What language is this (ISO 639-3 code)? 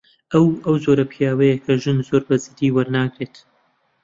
ckb